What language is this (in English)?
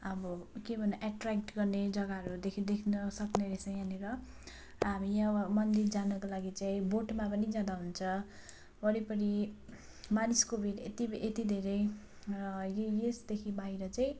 Nepali